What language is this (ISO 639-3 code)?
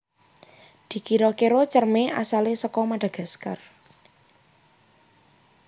jav